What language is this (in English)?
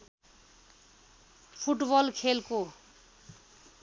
Nepali